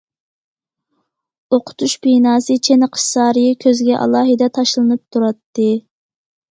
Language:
Uyghur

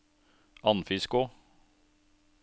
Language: Norwegian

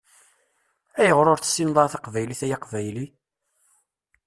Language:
Kabyle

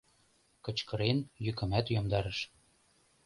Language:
Mari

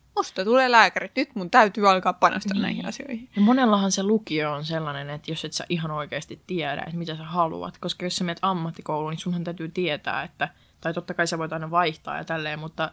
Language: Finnish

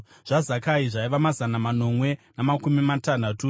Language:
Shona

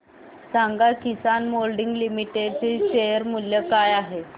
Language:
Marathi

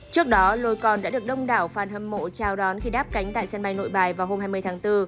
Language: Vietnamese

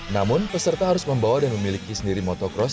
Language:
Indonesian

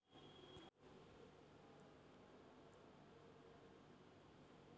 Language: Malayalam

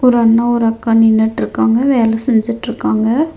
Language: Tamil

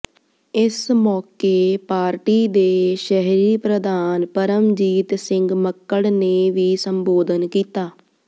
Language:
Punjabi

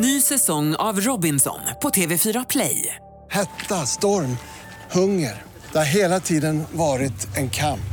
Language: Swedish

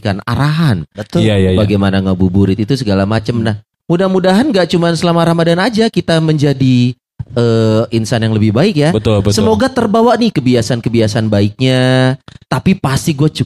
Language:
Indonesian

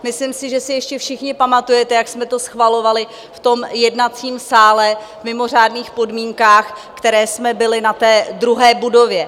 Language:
Czech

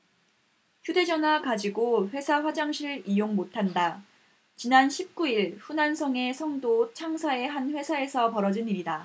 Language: Korean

